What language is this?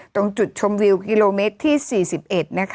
Thai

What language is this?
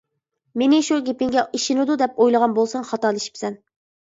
Uyghur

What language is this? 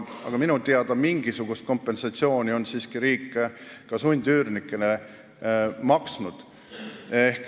Estonian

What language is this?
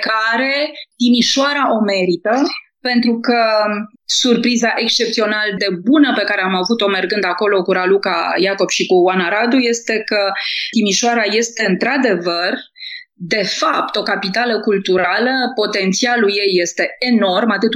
Romanian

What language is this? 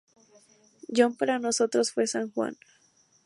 Spanish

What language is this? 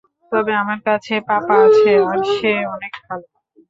Bangla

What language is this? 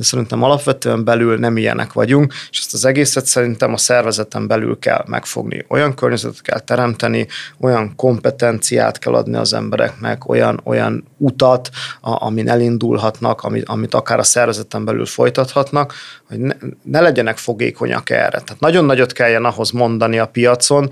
Hungarian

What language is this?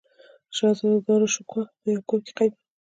Pashto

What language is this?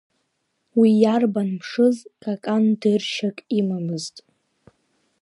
Abkhazian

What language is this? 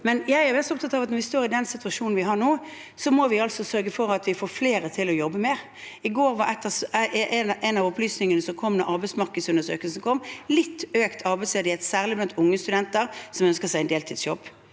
Norwegian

